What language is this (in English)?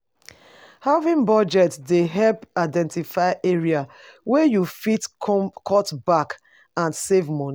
Nigerian Pidgin